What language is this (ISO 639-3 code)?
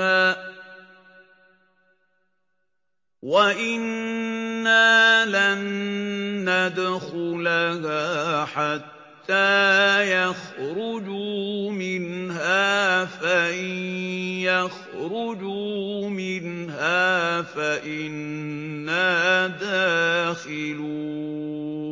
ara